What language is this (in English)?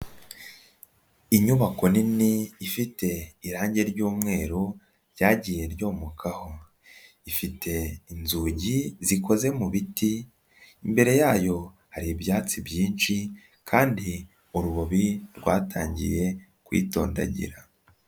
Kinyarwanda